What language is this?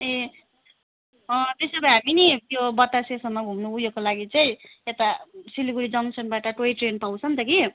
Nepali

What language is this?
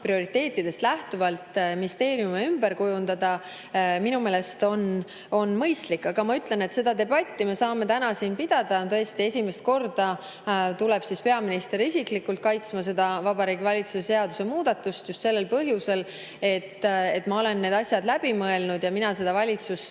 Estonian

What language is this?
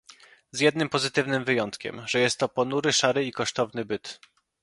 Polish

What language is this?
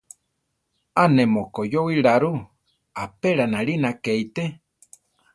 Central Tarahumara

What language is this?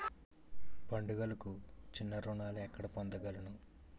Telugu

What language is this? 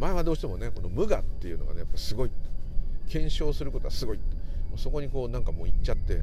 Japanese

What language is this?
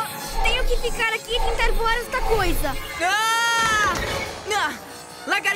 Portuguese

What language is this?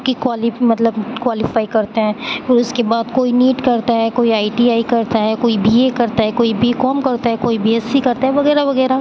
Urdu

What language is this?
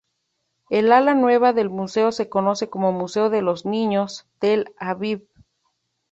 Spanish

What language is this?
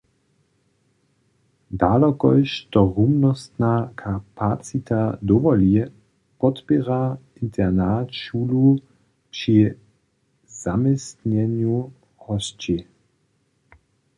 Upper Sorbian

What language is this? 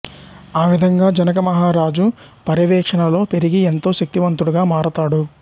Telugu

